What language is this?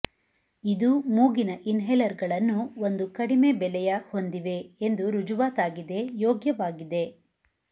Kannada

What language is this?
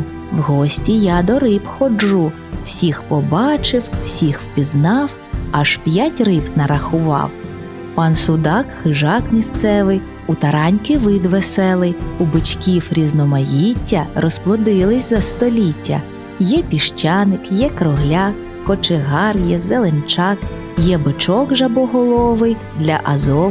Ukrainian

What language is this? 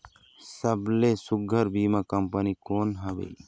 Chhattisgarhi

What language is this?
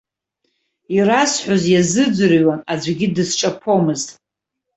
Abkhazian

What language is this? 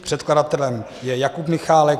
Czech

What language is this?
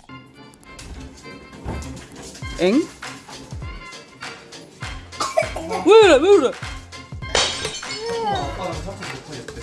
Korean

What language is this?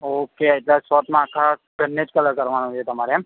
Gujarati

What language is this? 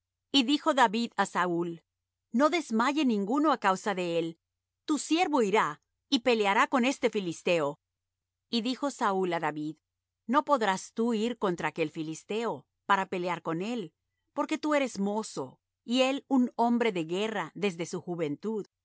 Spanish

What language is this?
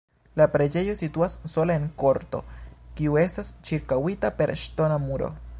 Esperanto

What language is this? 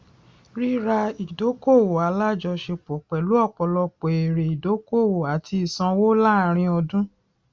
Yoruba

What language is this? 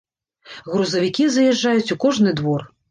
Belarusian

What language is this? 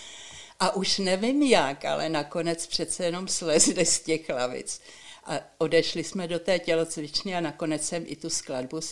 Czech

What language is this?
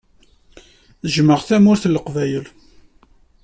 Kabyle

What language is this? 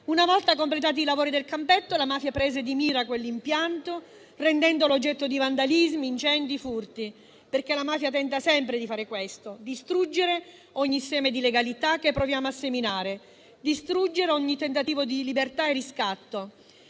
Italian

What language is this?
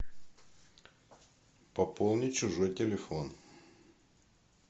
Russian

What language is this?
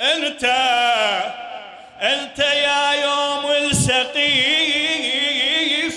Arabic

